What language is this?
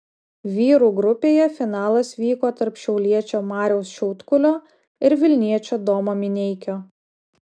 Lithuanian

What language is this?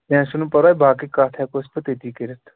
Kashmiri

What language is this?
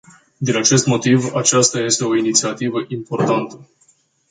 Romanian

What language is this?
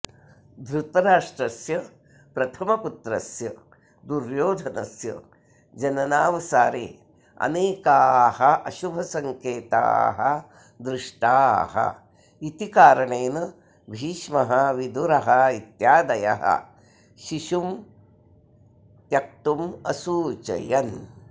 Sanskrit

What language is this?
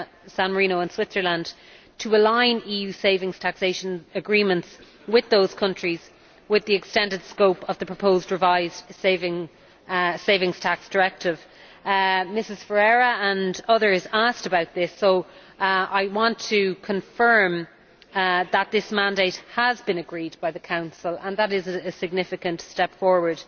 English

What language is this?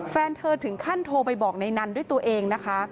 Thai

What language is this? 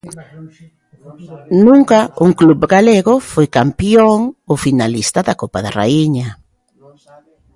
Galician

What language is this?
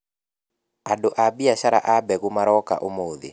Kikuyu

